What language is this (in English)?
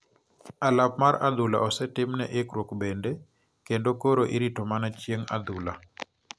Luo (Kenya and Tanzania)